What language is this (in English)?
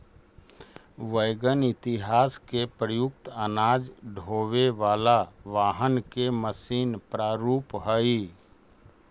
Magahi